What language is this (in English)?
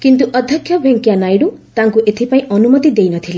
Odia